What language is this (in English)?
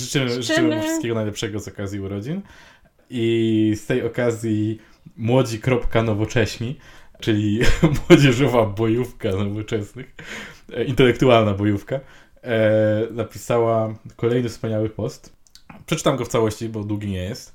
Polish